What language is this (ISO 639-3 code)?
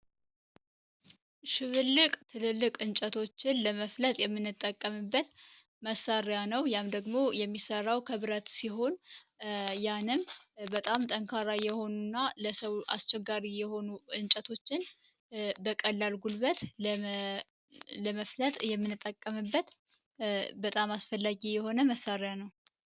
amh